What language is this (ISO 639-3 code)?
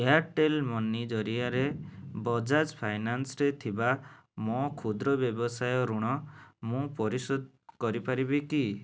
ori